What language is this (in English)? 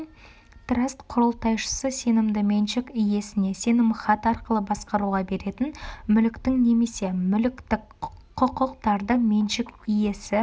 Kazakh